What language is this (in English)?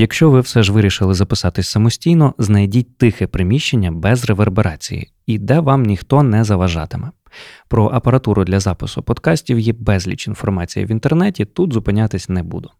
Ukrainian